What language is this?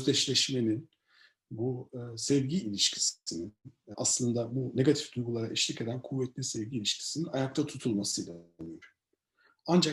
Turkish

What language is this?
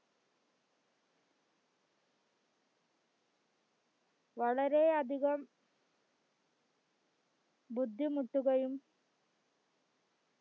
Malayalam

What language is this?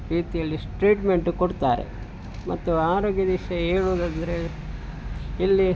Kannada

